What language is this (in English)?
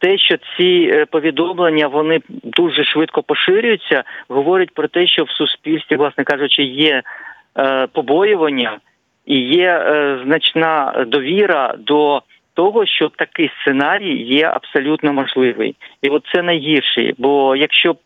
Ukrainian